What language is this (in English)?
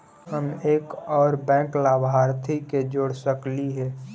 Magahi